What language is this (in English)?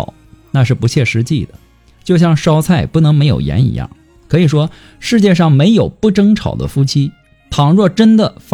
Chinese